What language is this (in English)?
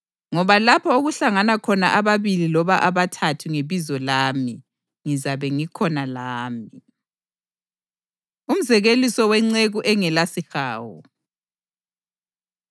North Ndebele